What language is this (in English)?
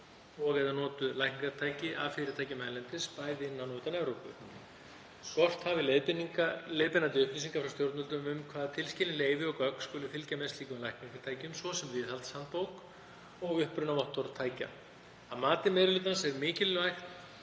Icelandic